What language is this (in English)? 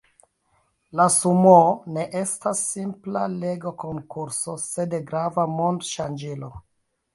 Esperanto